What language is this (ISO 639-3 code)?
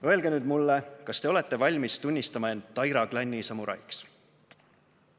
est